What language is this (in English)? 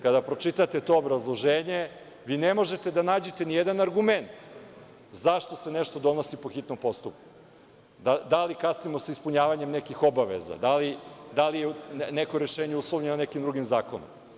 Serbian